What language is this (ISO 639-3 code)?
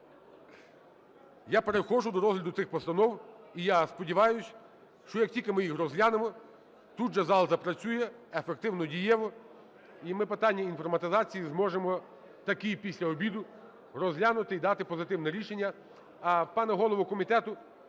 ukr